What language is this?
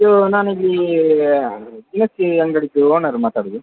Kannada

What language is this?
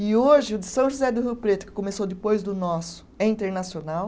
Portuguese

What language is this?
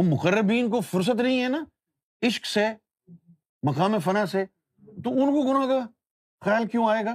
Urdu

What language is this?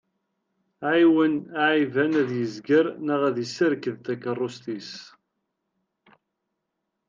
Kabyle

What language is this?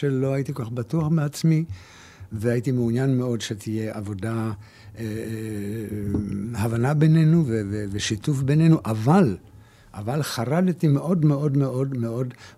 Hebrew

